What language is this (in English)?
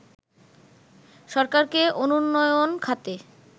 Bangla